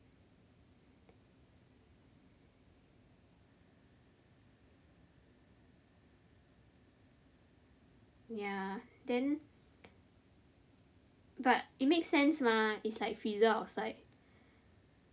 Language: English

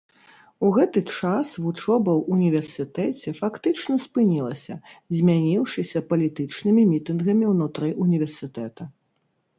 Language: Belarusian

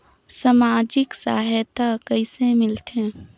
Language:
Chhattisgarhi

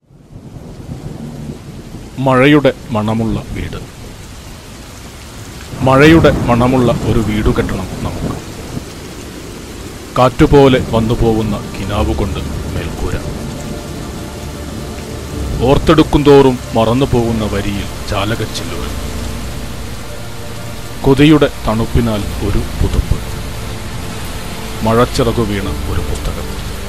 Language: Malayalam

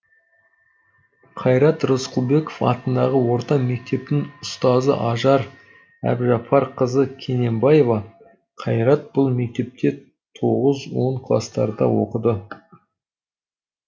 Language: Kazakh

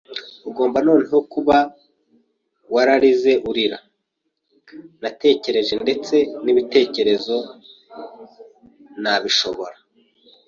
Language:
Kinyarwanda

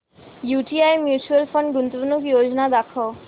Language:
Marathi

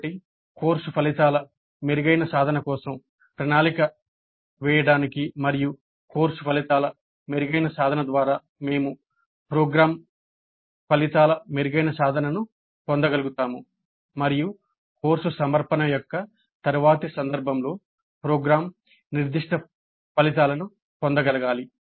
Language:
Telugu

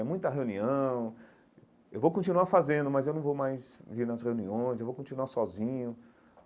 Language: Portuguese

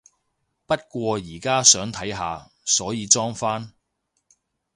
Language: Cantonese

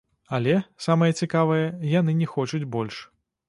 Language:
Belarusian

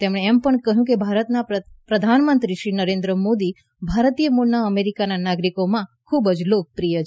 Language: Gujarati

